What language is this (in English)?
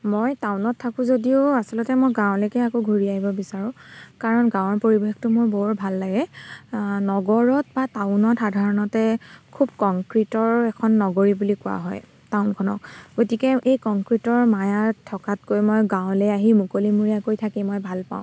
Assamese